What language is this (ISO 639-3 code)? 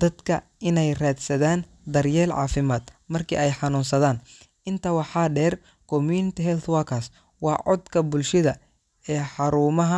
som